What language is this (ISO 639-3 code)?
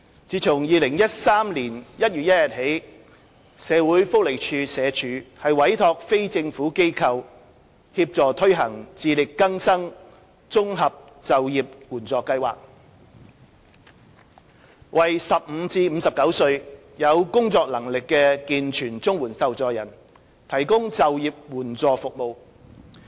yue